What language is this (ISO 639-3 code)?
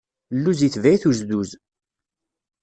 kab